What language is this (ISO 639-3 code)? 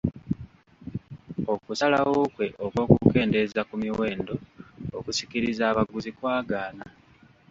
lug